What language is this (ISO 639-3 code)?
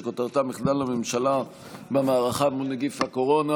heb